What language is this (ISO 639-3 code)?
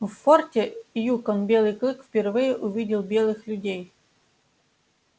rus